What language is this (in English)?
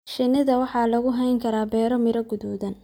Somali